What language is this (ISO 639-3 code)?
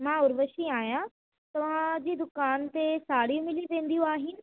snd